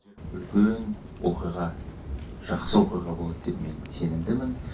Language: Kazakh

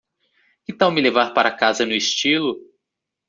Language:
Portuguese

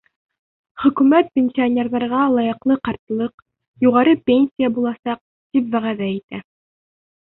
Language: Bashkir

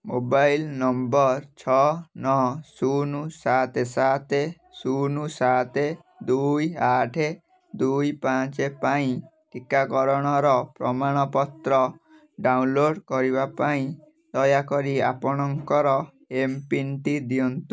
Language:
Odia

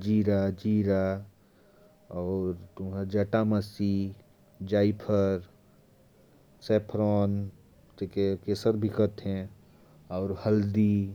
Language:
Korwa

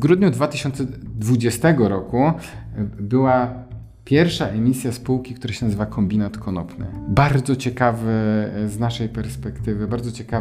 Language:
Polish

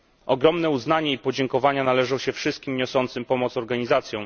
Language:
Polish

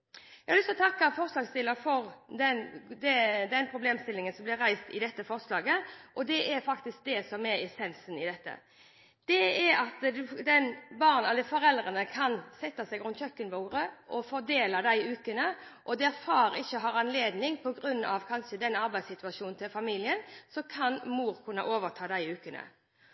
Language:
Norwegian Bokmål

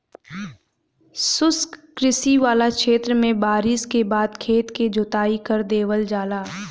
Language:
Bhojpuri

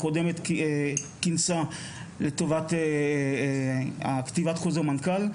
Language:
Hebrew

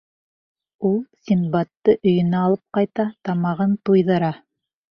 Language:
Bashkir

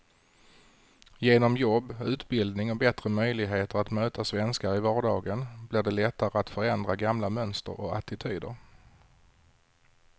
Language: Swedish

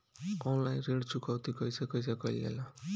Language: Bhojpuri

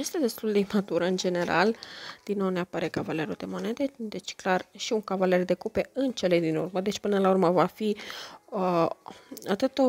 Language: Romanian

